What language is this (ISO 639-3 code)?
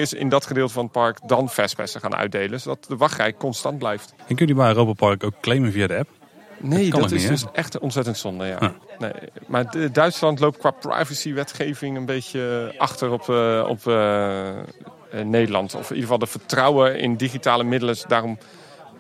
nld